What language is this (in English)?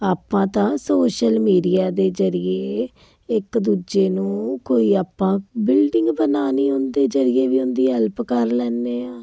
Punjabi